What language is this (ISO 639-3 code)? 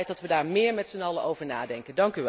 nld